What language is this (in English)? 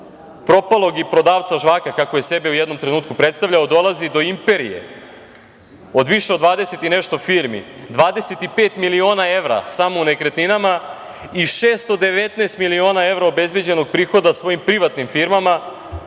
Serbian